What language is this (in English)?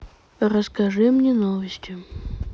Russian